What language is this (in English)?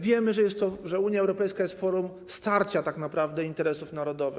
Polish